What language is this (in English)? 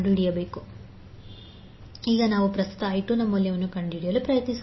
Kannada